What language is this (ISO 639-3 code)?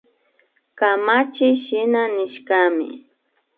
qvi